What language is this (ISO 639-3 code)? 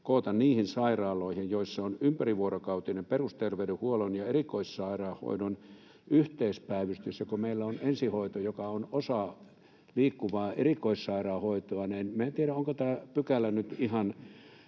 fin